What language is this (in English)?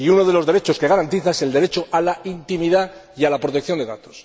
Spanish